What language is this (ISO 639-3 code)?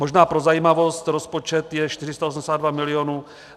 ces